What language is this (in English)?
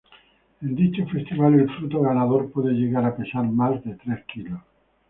Spanish